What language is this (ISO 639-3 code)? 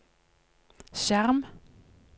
nor